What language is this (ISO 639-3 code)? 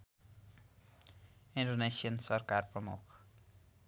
nep